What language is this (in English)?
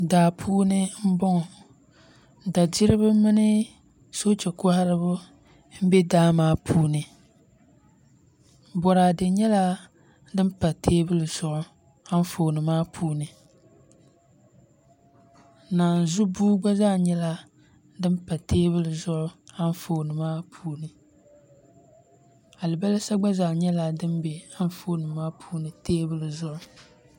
Dagbani